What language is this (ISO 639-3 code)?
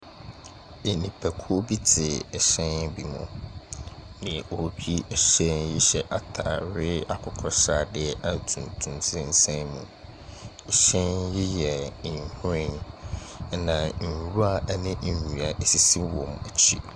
aka